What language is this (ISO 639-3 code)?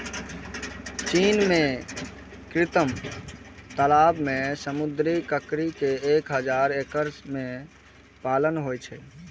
mai